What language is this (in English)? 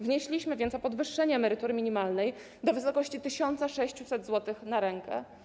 Polish